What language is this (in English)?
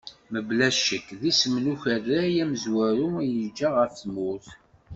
Kabyle